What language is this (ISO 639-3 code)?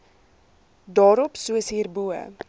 afr